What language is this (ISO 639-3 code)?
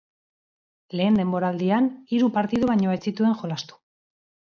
eus